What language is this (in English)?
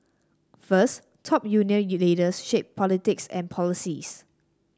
English